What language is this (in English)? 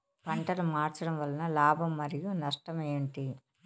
Telugu